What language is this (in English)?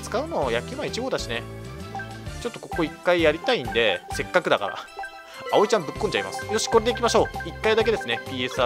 Japanese